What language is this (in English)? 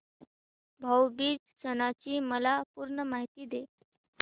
Marathi